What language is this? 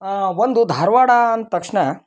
Kannada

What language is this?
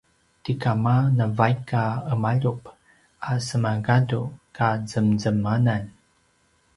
Paiwan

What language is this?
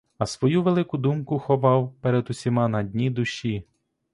Ukrainian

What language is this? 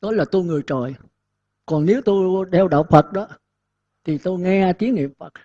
Vietnamese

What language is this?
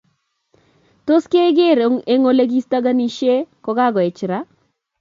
Kalenjin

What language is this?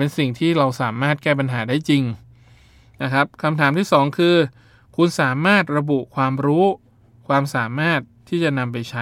Thai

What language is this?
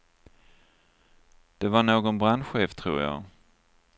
Swedish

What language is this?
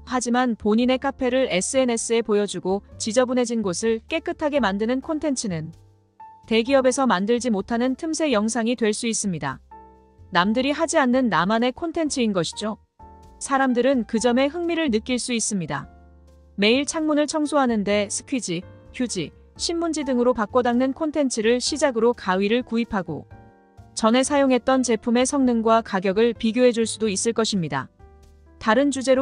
Korean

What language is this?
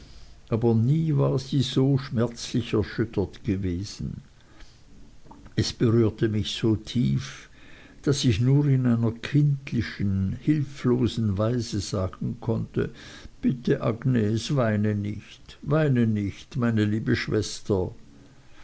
German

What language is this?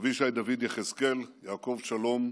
Hebrew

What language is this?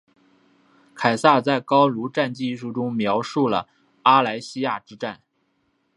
Chinese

